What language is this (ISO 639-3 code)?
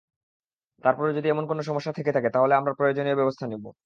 ben